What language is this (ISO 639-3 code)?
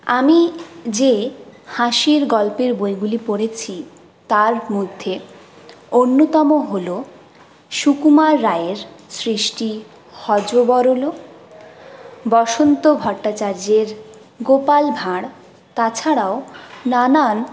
ben